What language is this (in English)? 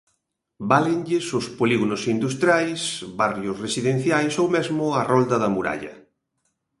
Galician